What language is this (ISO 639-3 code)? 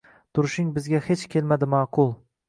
uzb